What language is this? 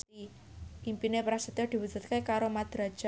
Javanese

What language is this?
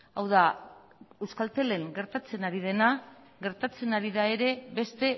Basque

